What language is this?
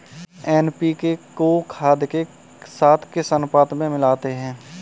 Hindi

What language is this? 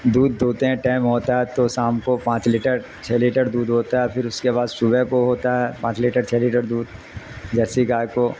Urdu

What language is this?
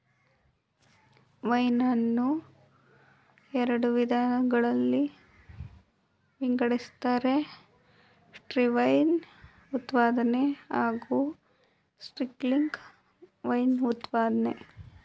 Kannada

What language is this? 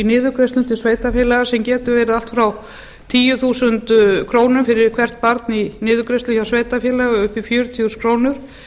Icelandic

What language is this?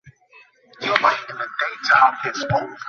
Bangla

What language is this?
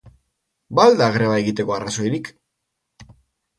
Basque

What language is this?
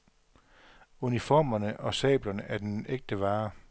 Danish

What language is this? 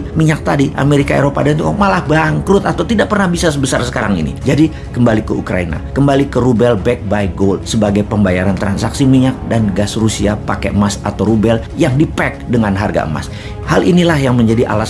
Indonesian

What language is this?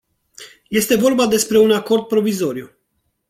Romanian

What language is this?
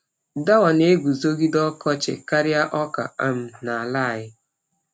Igbo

